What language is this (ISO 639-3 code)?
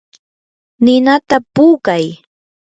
qur